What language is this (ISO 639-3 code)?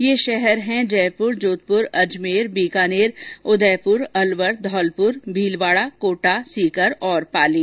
hin